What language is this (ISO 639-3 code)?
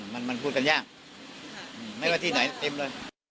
tha